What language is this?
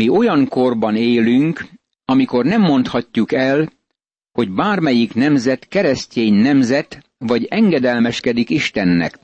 Hungarian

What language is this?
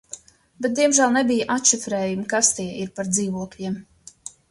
Latvian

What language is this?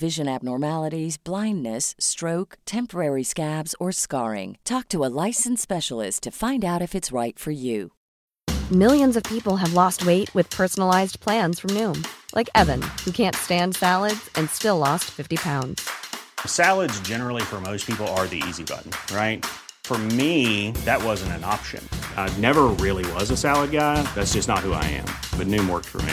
Filipino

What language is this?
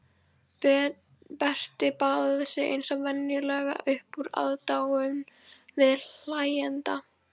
Icelandic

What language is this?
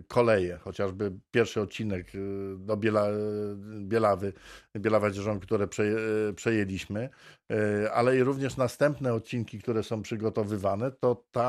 Polish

